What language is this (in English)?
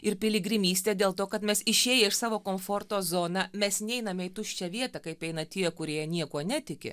Lithuanian